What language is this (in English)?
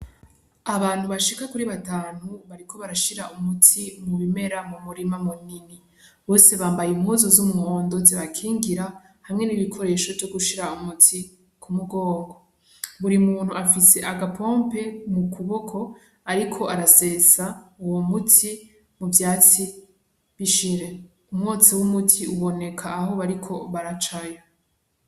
Rundi